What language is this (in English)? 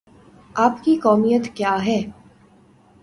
Urdu